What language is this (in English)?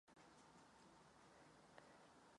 Czech